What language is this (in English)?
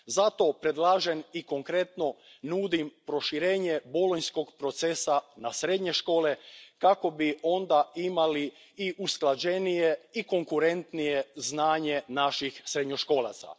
Croatian